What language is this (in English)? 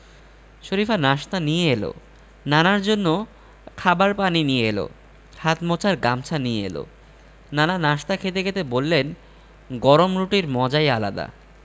Bangla